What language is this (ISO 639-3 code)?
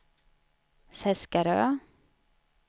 swe